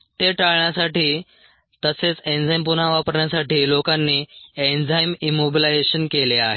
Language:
Marathi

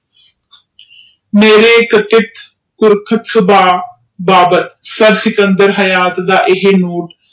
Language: Punjabi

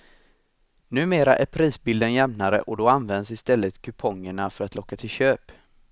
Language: Swedish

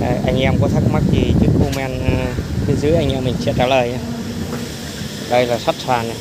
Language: Vietnamese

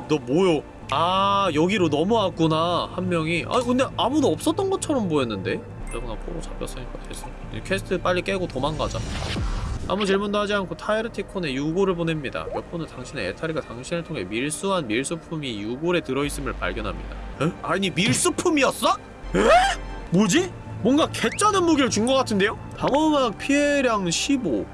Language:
Korean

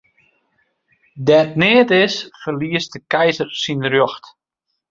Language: Western Frisian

